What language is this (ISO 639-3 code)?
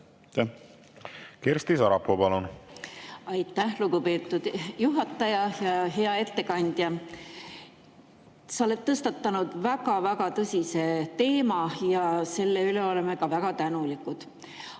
est